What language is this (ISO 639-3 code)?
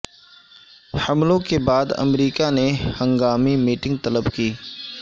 urd